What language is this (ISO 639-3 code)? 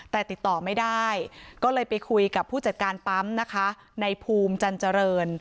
tha